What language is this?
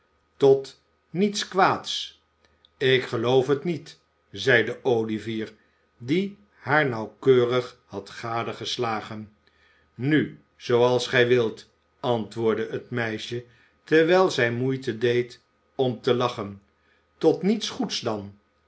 Dutch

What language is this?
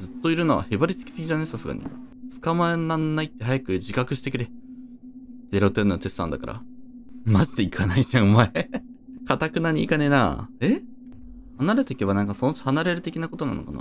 Japanese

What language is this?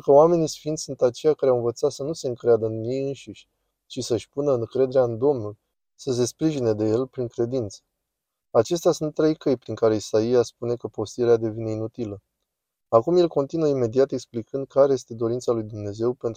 Romanian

